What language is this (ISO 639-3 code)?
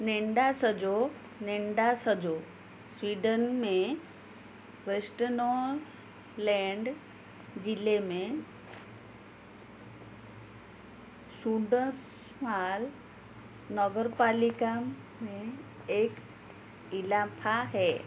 hin